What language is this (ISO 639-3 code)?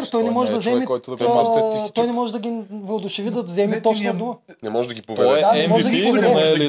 bul